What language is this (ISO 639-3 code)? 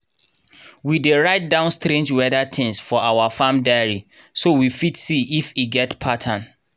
pcm